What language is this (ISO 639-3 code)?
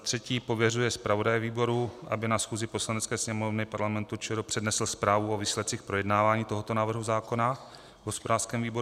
ces